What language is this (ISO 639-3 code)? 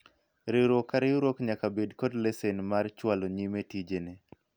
luo